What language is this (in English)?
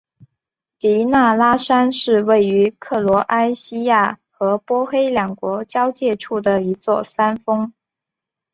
Chinese